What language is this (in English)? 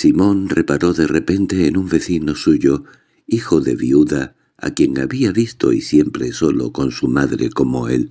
Spanish